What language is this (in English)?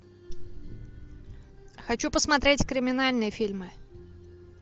Russian